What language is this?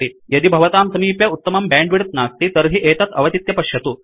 Sanskrit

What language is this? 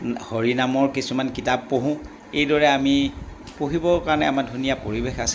Assamese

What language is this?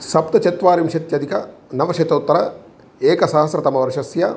Sanskrit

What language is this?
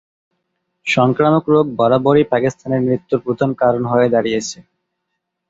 Bangla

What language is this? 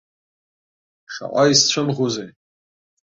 Abkhazian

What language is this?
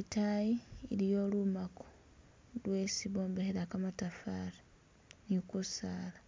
Masaaba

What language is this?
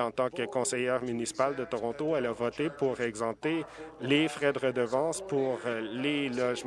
French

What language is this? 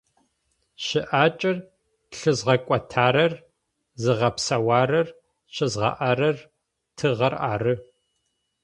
Adyghe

